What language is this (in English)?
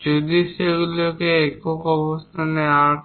Bangla